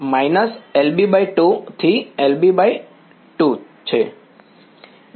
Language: Gujarati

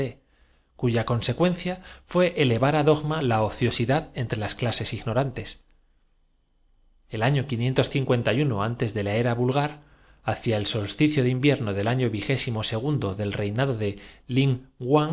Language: Spanish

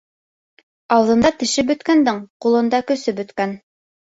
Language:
Bashkir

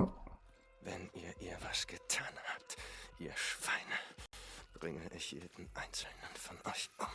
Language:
German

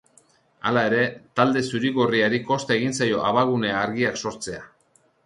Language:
Basque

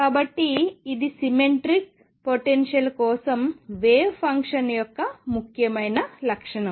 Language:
Telugu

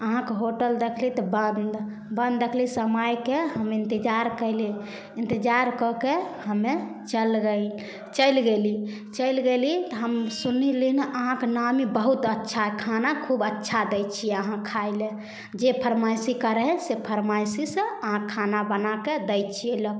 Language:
Maithili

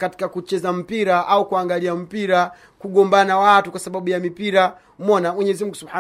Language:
Swahili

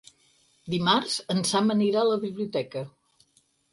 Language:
Catalan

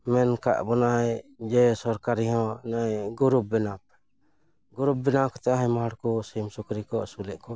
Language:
Santali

